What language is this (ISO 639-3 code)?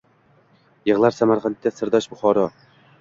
uzb